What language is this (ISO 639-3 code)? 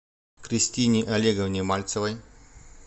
rus